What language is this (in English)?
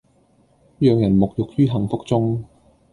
Cantonese